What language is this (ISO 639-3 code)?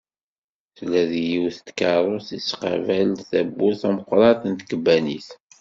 kab